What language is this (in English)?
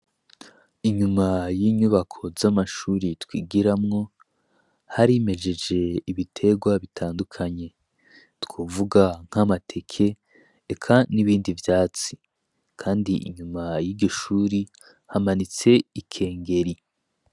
Rundi